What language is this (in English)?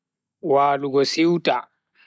Bagirmi Fulfulde